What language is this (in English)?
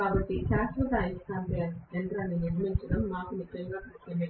Telugu